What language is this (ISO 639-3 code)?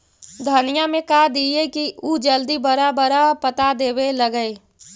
mag